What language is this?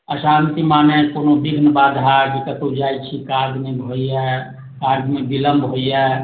Maithili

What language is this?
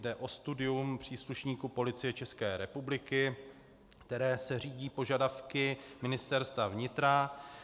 Czech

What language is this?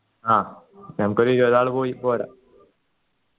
Malayalam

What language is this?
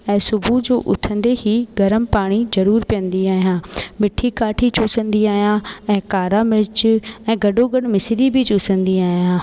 Sindhi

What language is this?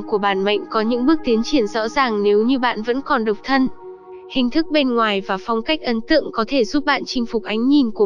Vietnamese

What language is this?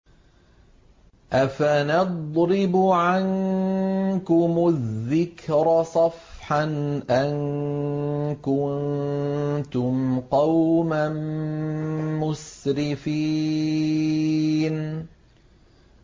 Arabic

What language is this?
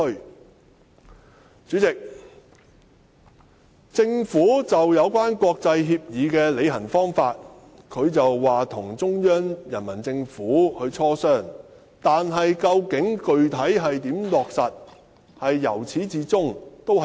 Cantonese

